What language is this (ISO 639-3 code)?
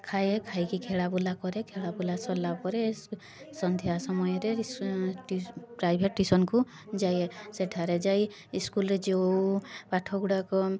ori